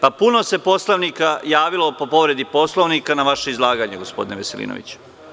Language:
Serbian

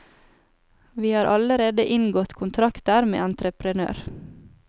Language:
Norwegian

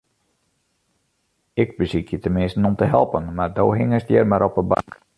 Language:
Western Frisian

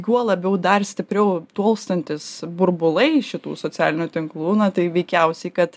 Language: Lithuanian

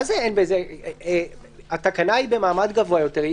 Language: Hebrew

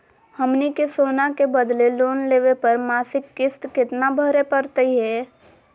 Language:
Magahi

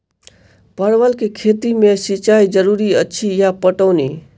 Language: Maithili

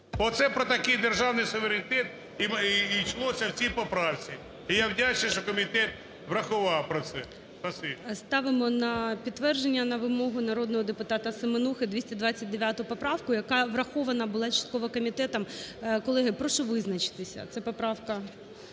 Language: Ukrainian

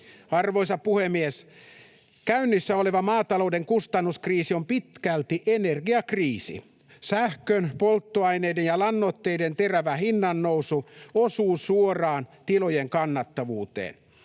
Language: Finnish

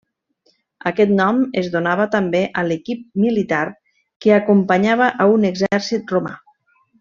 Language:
Catalan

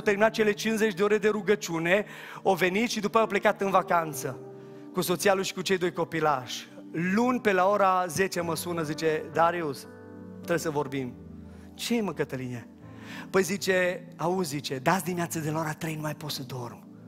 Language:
Romanian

